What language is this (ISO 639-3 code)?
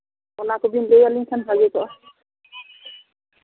sat